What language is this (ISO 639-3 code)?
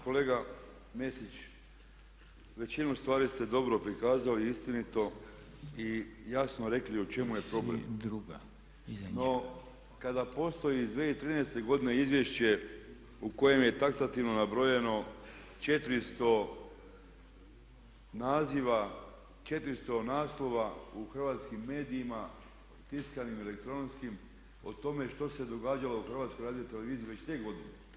hrv